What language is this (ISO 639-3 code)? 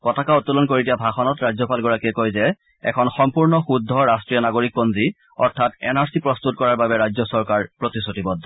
asm